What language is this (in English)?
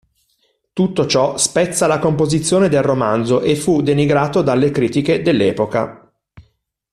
Italian